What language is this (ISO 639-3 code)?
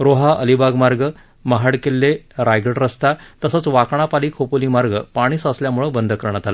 mar